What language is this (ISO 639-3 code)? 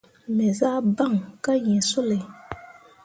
mua